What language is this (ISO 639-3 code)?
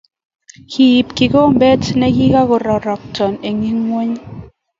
kln